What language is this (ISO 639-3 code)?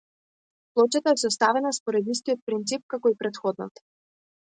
mkd